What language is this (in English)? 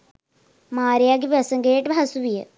Sinhala